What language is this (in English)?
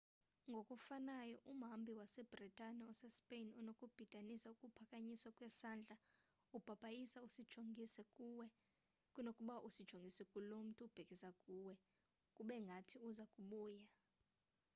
Xhosa